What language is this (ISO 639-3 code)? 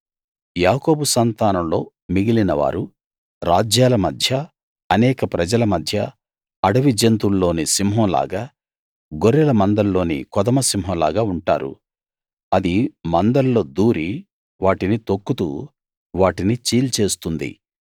tel